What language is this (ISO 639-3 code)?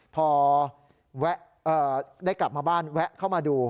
tha